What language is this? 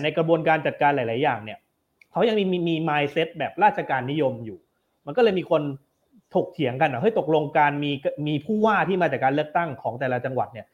Thai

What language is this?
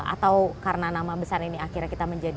Indonesian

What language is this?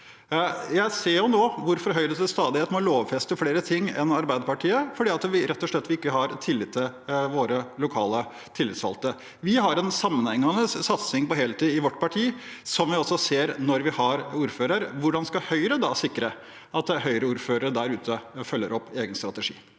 Norwegian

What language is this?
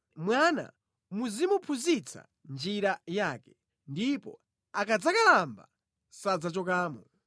Nyanja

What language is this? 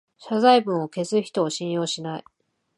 Japanese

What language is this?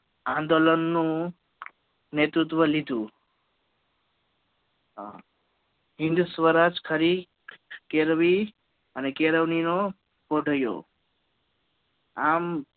Gujarati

